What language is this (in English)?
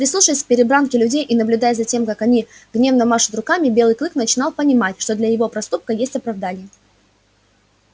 Russian